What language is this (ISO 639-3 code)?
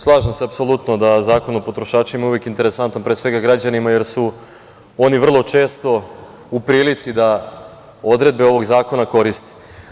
srp